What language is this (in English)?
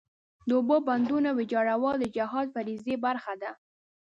Pashto